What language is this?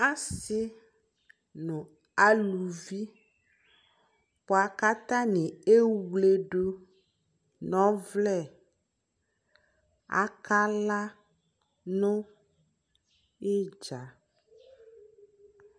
Ikposo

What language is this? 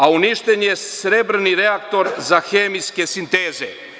Serbian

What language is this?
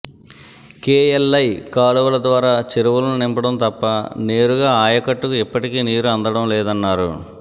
Telugu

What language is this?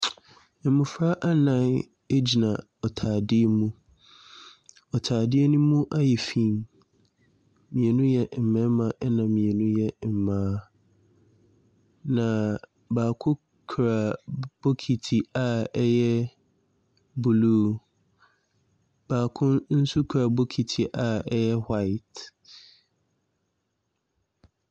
Akan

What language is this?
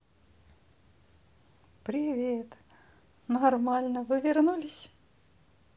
Russian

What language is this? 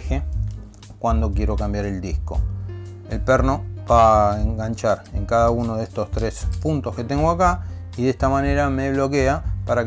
Spanish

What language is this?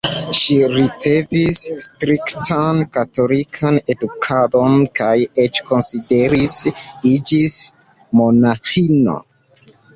Esperanto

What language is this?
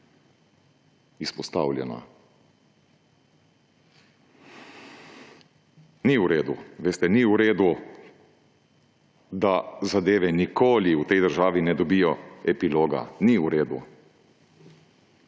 Slovenian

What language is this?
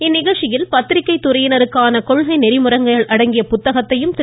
Tamil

